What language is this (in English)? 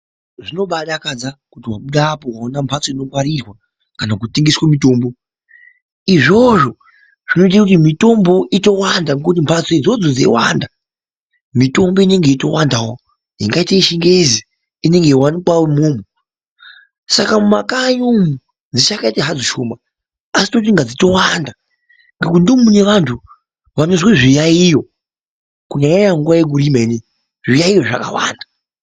Ndau